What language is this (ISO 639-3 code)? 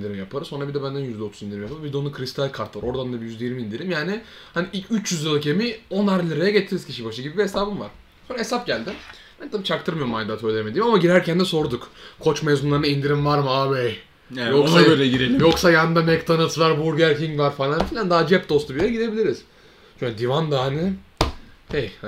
tur